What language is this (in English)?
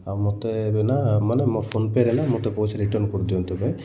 Odia